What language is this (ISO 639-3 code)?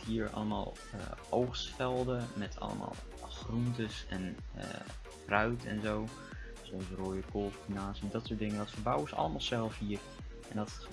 nld